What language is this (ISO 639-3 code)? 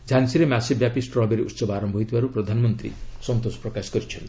ori